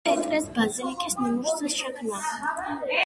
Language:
Georgian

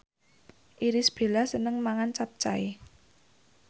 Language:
Javanese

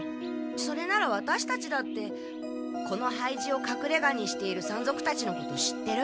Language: Japanese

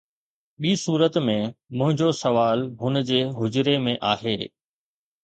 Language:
Sindhi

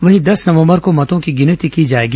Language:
Hindi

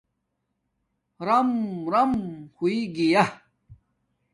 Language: Domaaki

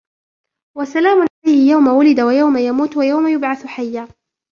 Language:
Arabic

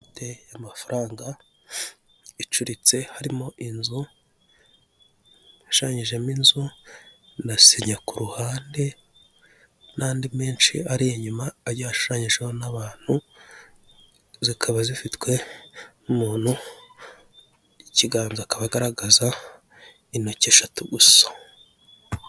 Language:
Kinyarwanda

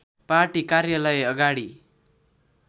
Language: Nepali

